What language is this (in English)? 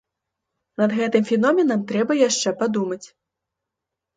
Belarusian